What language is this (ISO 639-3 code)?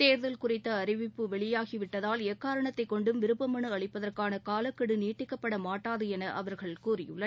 tam